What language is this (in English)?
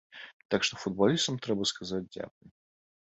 Belarusian